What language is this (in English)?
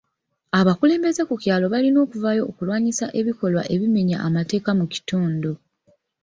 Ganda